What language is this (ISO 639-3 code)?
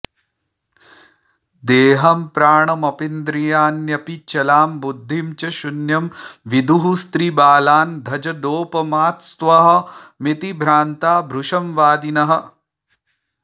san